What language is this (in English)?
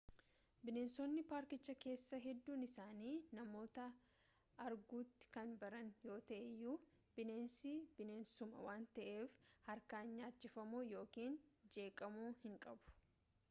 Oromo